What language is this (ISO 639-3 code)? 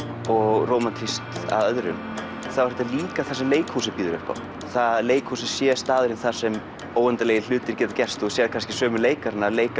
isl